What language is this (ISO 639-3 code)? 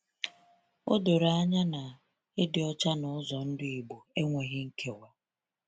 ibo